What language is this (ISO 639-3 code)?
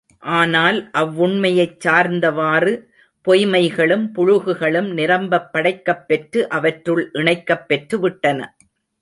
tam